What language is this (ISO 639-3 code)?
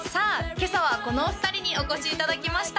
jpn